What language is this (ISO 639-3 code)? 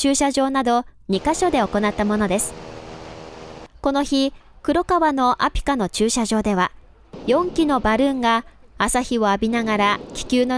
jpn